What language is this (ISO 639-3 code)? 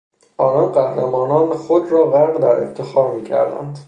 fas